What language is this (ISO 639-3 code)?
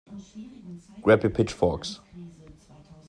eng